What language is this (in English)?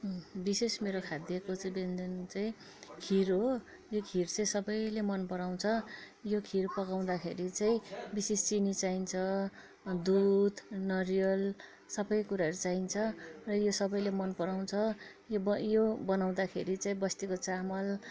Nepali